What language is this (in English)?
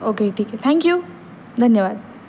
Marathi